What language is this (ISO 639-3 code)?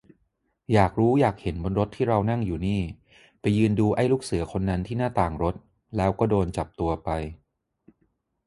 tha